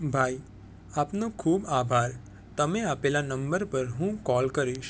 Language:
Gujarati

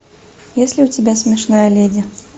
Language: Russian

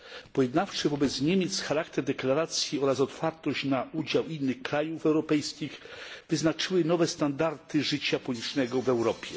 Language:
Polish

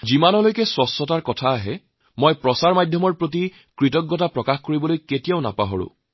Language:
Assamese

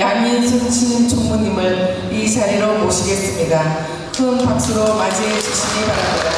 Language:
Korean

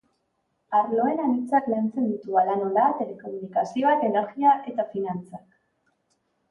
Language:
Basque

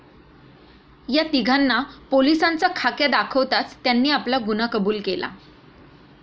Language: Marathi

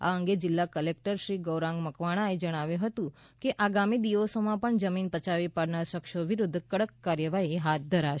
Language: Gujarati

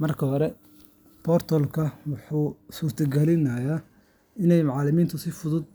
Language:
Somali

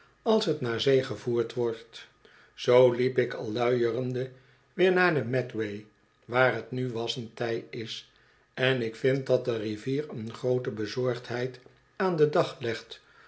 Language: Dutch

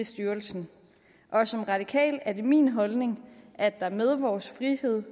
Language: Danish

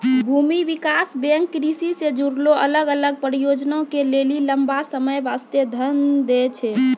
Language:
Maithili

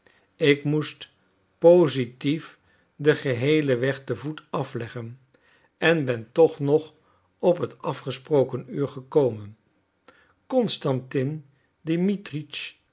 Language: Dutch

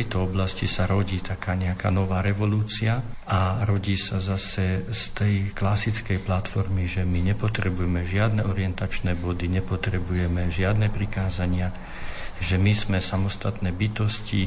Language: Slovak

